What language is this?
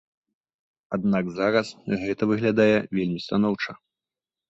Belarusian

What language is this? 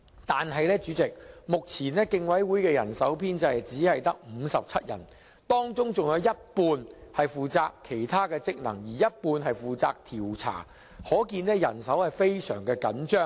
Cantonese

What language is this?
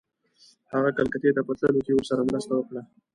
Pashto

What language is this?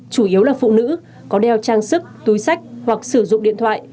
Vietnamese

